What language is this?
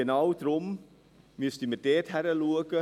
Swiss German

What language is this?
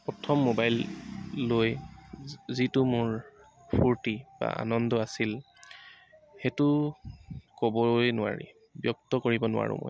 Assamese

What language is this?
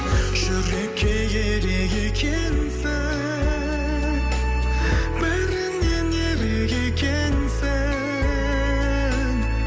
Kazakh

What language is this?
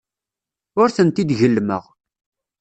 Kabyle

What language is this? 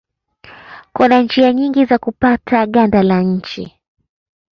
Swahili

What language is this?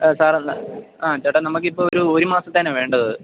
Malayalam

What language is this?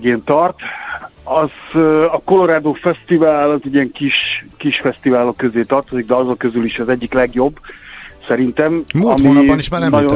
Hungarian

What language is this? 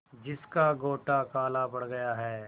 Hindi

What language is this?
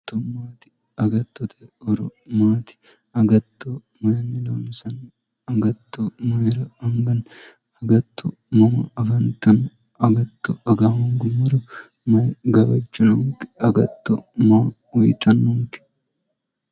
Sidamo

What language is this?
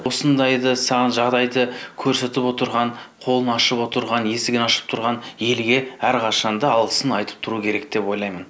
Kazakh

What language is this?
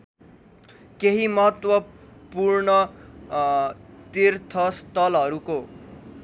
Nepali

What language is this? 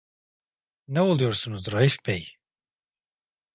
Turkish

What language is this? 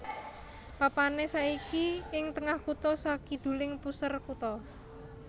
Javanese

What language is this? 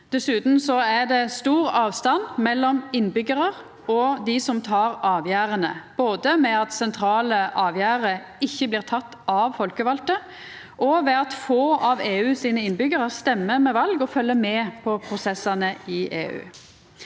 Norwegian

